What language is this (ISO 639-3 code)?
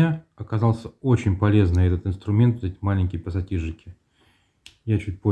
rus